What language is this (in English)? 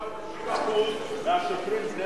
Hebrew